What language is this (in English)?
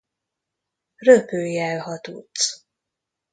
Hungarian